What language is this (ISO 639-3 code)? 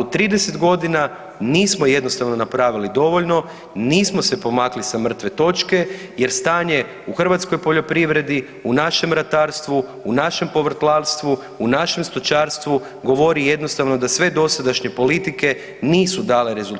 hrv